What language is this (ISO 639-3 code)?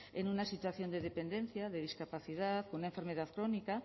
spa